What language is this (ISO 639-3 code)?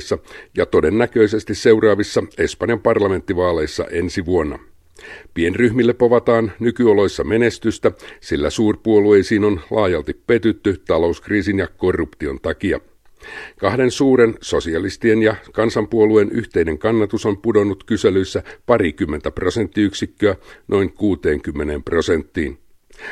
fin